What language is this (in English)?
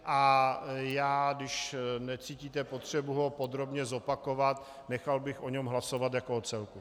Czech